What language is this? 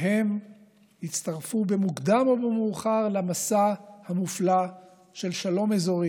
Hebrew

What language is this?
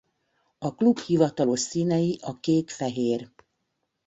Hungarian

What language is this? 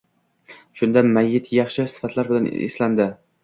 Uzbek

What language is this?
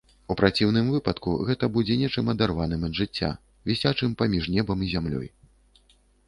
Belarusian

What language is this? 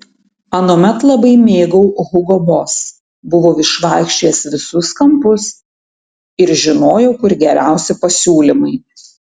Lithuanian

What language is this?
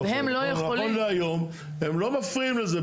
Hebrew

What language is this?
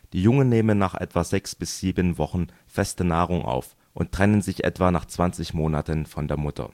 German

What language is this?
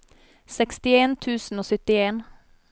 Norwegian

